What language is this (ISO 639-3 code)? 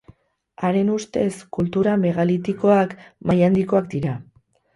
eus